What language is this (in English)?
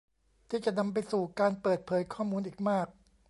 Thai